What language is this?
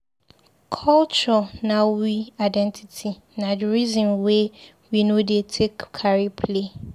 Nigerian Pidgin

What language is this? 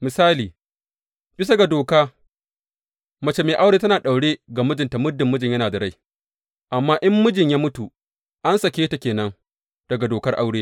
Hausa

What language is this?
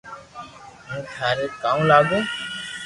Loarki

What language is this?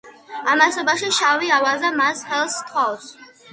Georgian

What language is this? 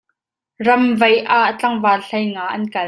Hakha Chin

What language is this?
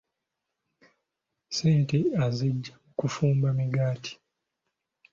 Ganda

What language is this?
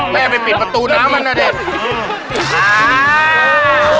Thai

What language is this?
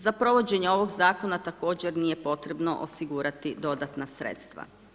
Croatian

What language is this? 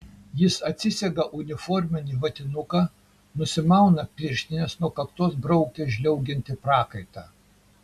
Lithuanian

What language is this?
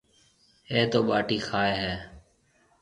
Marwari (Pakistan)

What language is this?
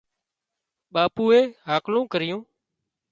Wadiyara Koli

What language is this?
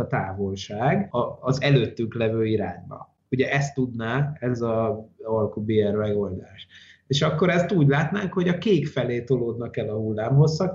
Hungarian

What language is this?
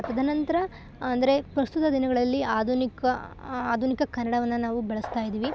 Kannada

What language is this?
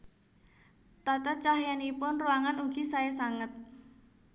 Javanese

